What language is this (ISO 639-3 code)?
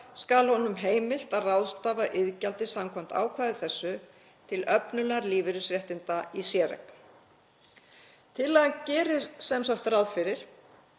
isl